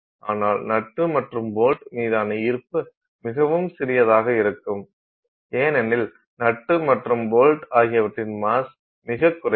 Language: Tamil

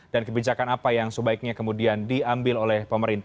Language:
Indonesian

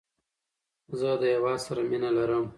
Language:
Pashto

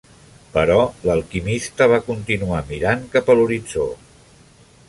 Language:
Catalan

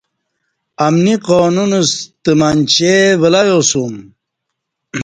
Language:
Kati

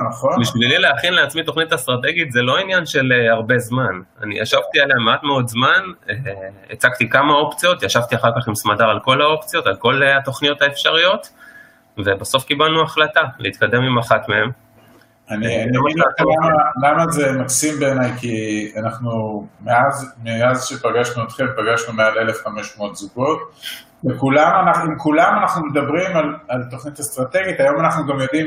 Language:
Hebrew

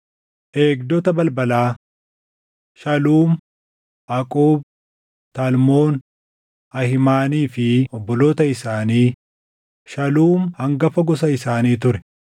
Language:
Oromo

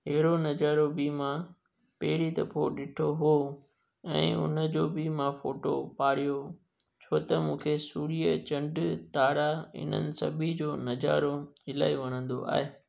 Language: Sindhi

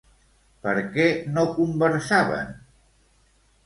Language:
Catalan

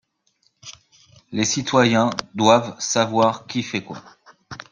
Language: French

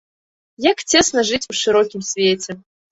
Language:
Belarusian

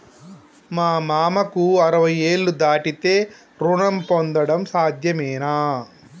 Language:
Telugu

